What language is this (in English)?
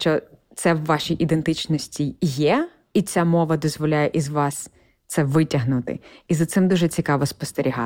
Ukrainian